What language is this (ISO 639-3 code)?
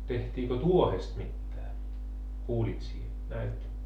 fin